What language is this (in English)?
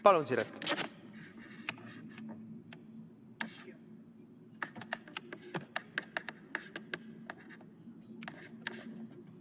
Estonian